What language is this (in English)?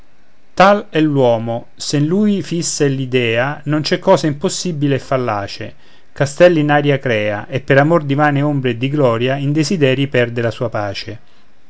Italian